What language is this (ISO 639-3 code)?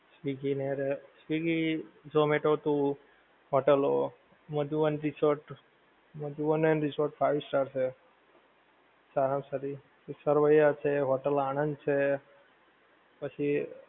guj